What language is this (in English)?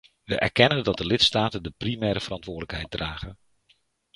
Dutch